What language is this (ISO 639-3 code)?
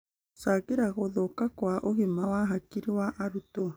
kik